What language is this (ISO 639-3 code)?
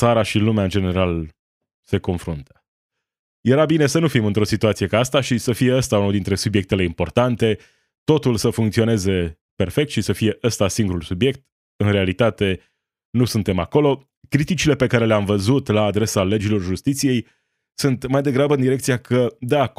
ron